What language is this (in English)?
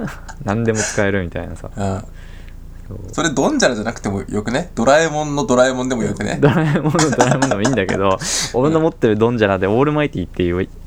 Japanese